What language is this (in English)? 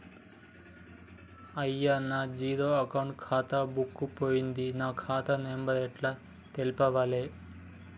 Telugu